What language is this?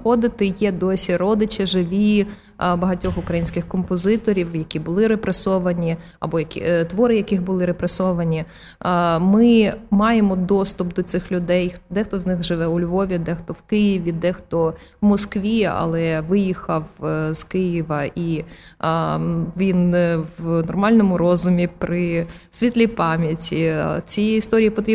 Ukrainian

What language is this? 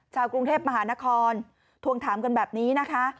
Thai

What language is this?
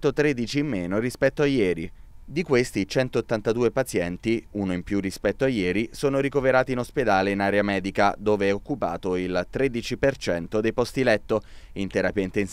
Italian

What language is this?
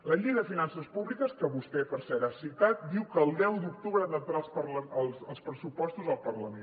Catalan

